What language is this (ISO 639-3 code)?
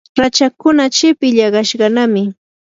qur